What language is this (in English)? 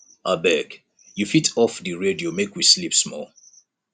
Nigerian Pidgin